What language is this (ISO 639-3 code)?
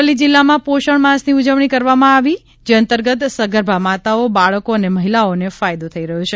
guj